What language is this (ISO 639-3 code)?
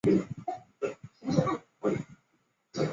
zho